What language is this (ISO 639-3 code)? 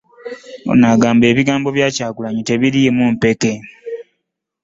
lug